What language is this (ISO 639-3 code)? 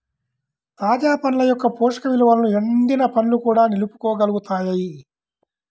tel